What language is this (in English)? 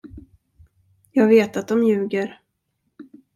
Swedish